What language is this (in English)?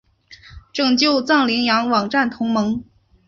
Chinese